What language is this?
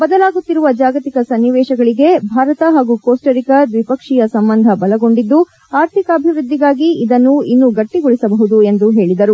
Kannada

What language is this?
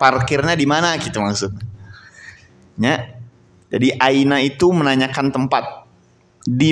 Indonesian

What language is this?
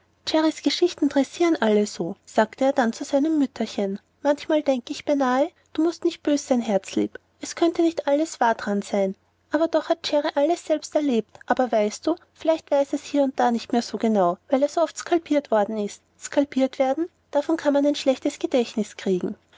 German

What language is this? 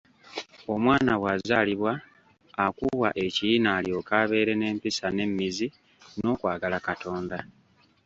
Ganda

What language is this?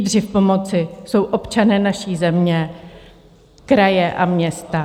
Czech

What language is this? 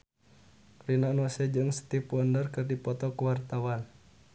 Sundanese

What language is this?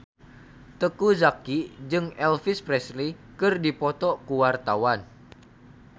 Sundanese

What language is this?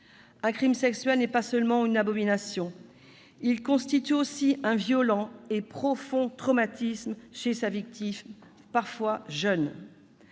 French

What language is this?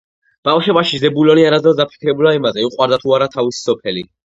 Georgian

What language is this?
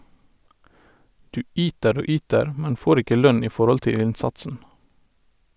Norwegian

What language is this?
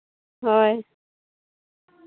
Santali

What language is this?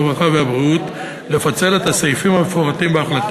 Hebrew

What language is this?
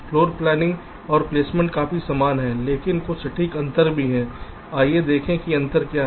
Hindi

